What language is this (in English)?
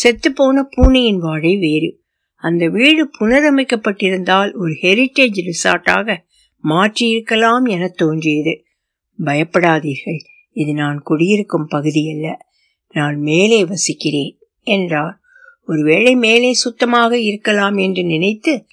Tamil